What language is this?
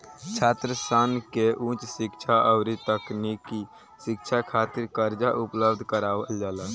Bhojpuri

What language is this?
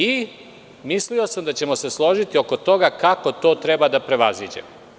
Serbian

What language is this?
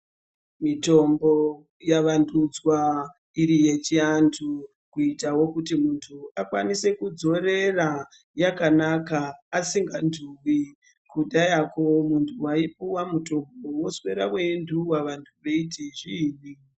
Ndau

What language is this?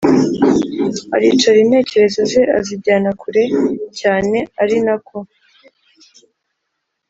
Kinyarwanda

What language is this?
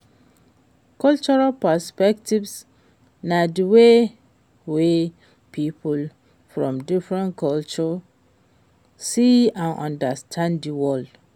Nigerian Pidgin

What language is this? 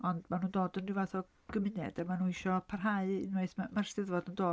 Welsh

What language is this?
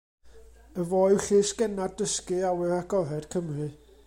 Welsh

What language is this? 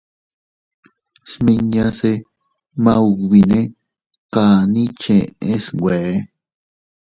Teutila Cuicatec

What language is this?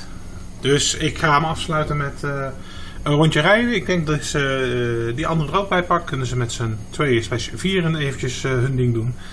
Dutch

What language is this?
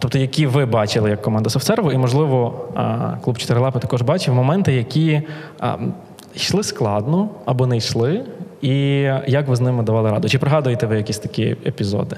Ukrainian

